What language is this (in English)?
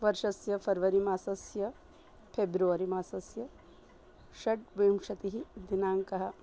Sanskrit